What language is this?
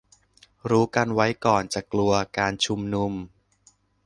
Thai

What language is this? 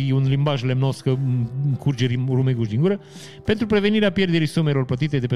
Romanian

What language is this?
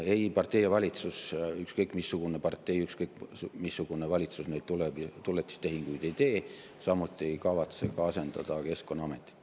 Estonian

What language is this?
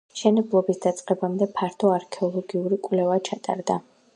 Georgian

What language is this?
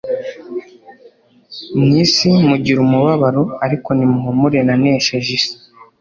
Kinyarwanda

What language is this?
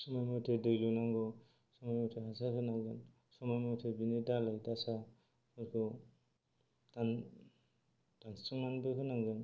Bodo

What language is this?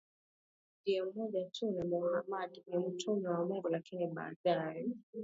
Swahili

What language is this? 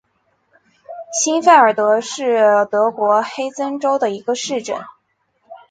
Chinese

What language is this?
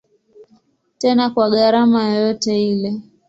Swahili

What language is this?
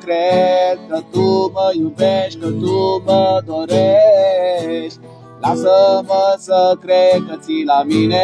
Romanian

